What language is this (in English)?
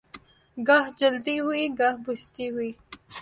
Urdu